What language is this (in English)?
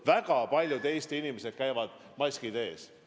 Estonian